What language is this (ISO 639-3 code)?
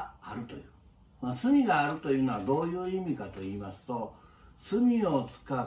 jpn